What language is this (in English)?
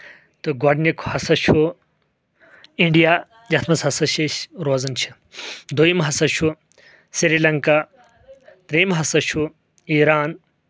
Kashmiri